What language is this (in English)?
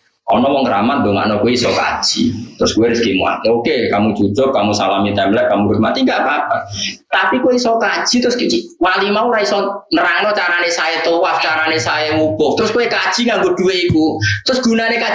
Indonesian